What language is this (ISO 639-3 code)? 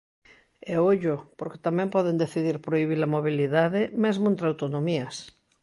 glg